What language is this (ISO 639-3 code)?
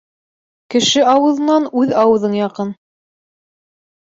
bak